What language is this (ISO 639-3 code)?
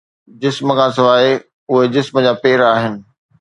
snd